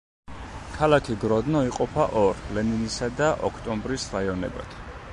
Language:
Georgian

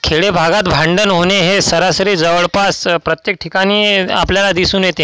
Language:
Marathi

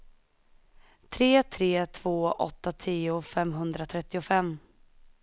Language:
Swedish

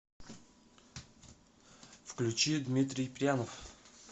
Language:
Russian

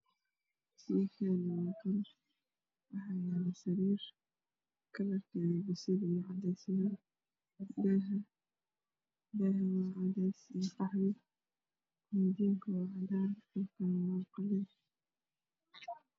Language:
Somali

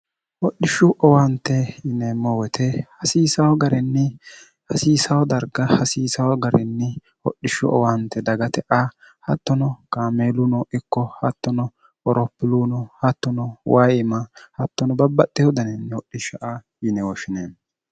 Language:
Sidamo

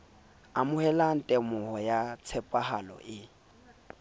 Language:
Southern Sotho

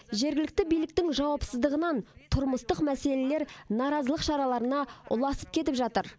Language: Kazakh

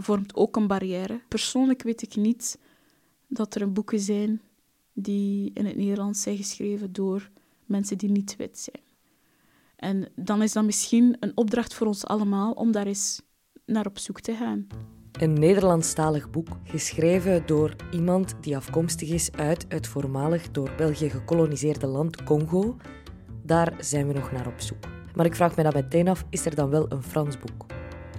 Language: Dutch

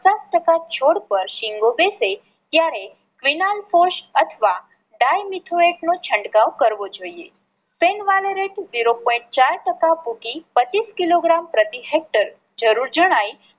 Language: Gujarati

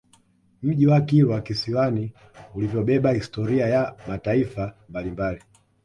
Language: Swahili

